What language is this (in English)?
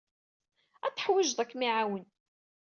Kabyle